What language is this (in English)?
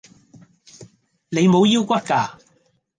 Cantonese